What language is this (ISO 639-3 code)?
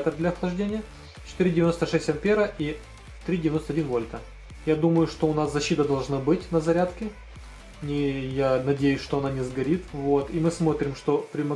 rus